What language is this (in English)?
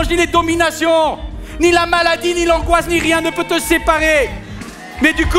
French